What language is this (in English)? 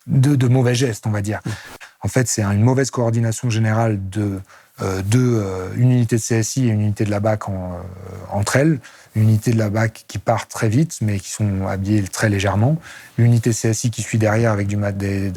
French